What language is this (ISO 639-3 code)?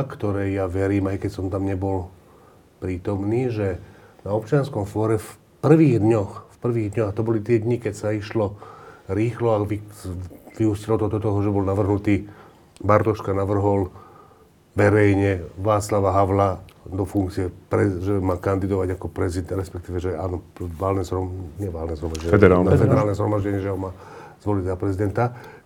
slk